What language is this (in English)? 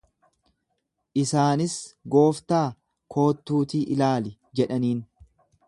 Oromo